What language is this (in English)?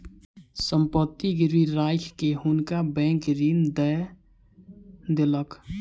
Maithili